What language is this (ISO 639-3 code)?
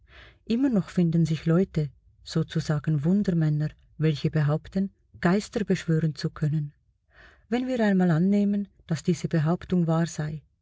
deu